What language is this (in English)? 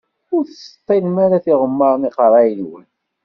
Kabyle